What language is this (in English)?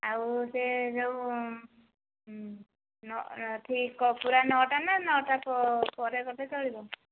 Odia